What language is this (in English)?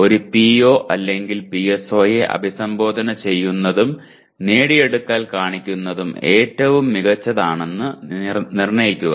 Malayalam